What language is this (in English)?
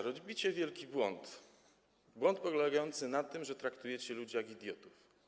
Polish